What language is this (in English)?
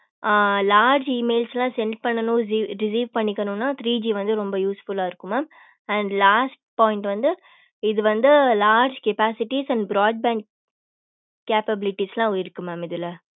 Tamil